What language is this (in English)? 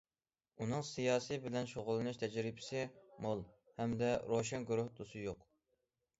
Uyghur